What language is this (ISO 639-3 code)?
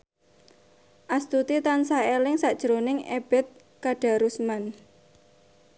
jav